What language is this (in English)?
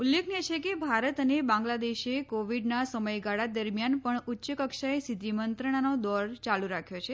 Gujarati